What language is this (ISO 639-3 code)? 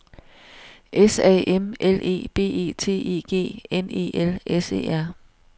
dan